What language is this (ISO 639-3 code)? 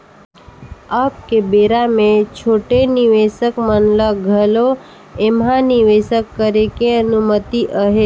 hne